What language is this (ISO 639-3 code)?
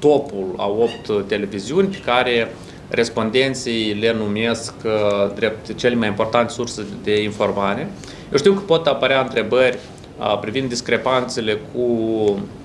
ron